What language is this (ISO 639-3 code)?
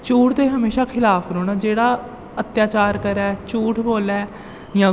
doi